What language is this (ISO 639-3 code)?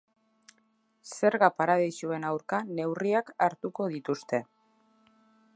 eus